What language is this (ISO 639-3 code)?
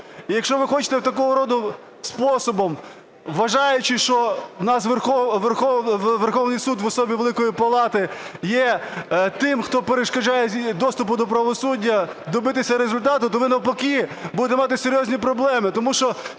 ukr